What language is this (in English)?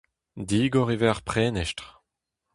Breton